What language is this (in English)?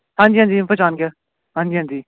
Punjabi